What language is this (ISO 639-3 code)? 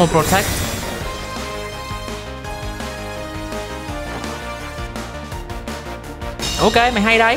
vie